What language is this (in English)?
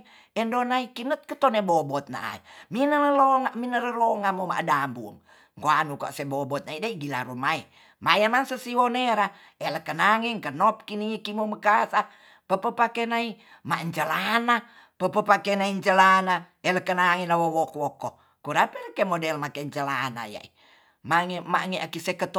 Tonsea